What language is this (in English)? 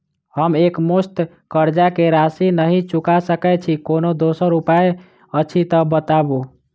Maithili